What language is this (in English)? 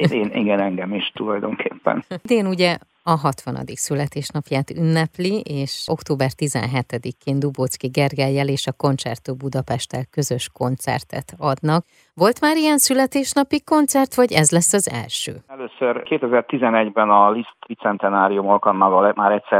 Hungarian